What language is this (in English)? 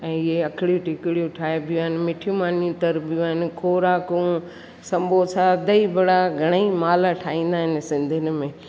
Sindhi